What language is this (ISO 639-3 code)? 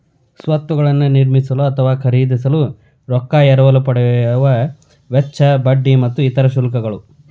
kan